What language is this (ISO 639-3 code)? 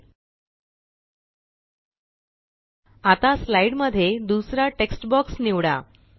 mar